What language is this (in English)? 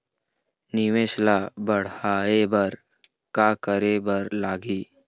Chhattisgarhi